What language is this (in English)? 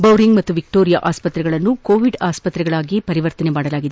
Kannada